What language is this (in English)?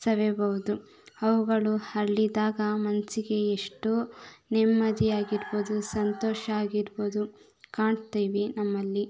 Kannada